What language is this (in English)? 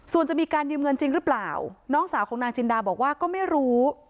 Thai